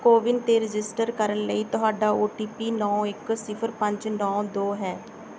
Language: Punjabi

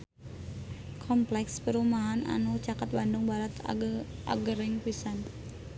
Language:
Sundanese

